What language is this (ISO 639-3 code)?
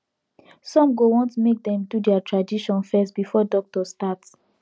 pcm